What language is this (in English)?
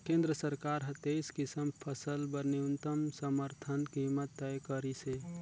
Chhattisgarhi